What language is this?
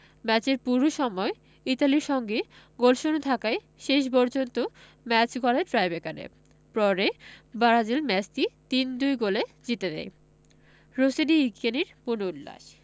Bangla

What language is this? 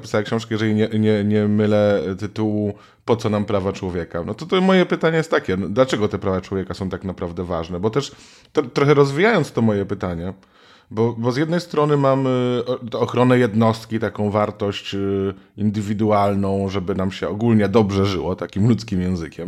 Polish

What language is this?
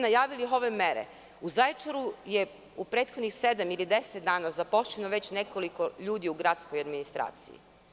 Serbian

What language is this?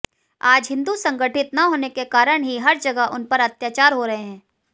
Hindi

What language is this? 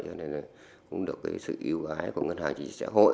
Vietnamese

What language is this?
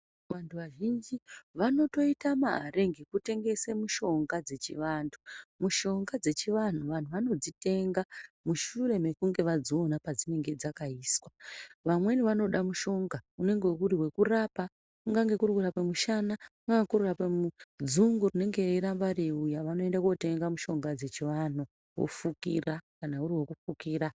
Ndau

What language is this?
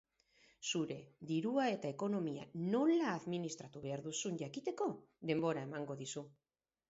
Basque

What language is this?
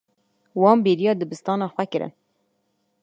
Kurdish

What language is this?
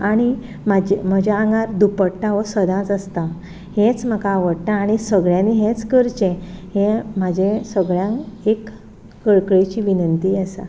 Konkani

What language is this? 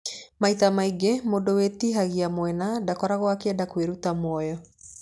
Kikuyu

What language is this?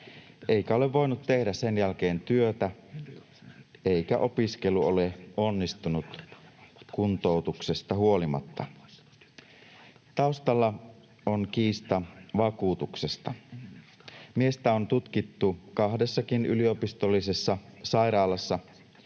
Finnish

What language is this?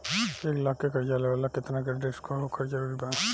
Bhojpuri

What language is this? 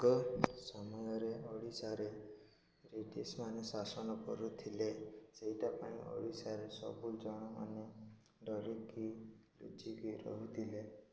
Odia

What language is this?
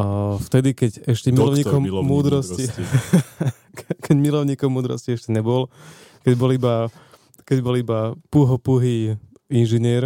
Slovak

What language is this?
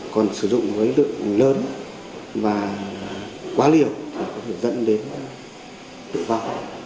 Vietnamese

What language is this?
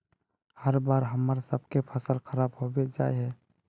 Magahi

